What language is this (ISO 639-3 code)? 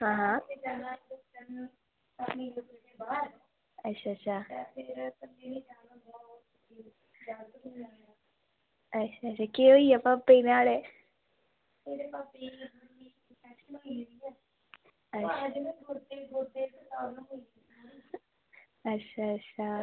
doi